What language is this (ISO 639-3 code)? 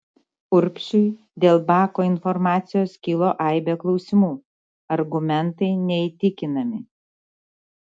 lit